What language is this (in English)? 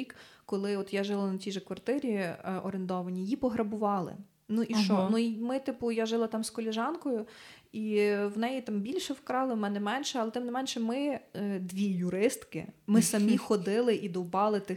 Ukrainian